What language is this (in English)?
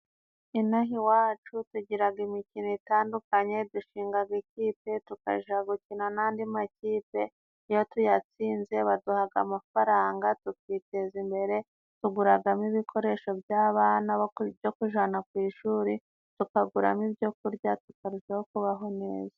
Kinyarwanda